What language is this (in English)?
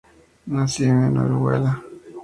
Spanish